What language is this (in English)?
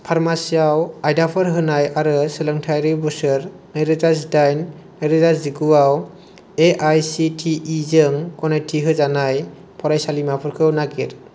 Bodo